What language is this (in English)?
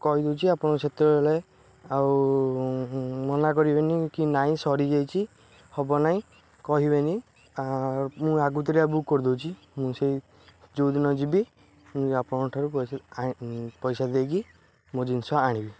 Odia